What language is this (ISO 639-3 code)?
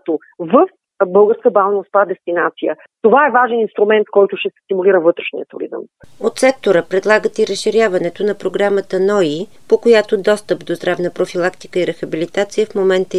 bul